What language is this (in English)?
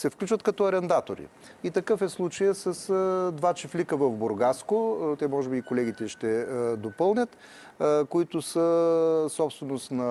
Bulgarian